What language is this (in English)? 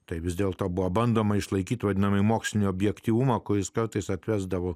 Lithuanian